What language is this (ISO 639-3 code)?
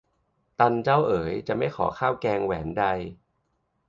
tha